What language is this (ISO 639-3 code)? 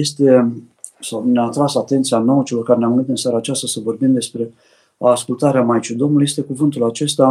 ron